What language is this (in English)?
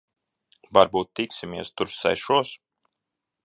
Latvian